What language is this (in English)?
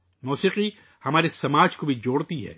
Urdu